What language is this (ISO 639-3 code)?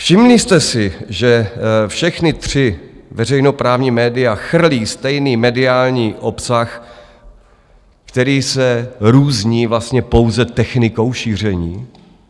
ces